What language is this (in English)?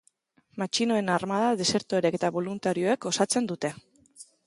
Basque